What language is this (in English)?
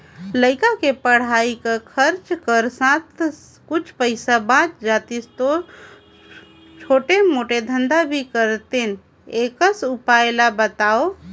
Chhattisgarhi